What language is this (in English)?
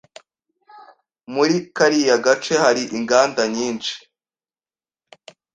Kinyarwanda